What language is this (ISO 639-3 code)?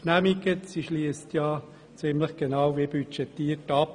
gsw